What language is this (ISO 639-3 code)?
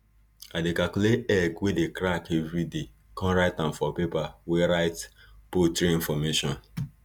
pcm